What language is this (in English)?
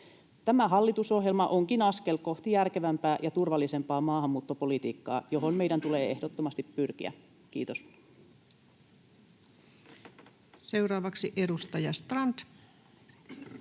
Finnish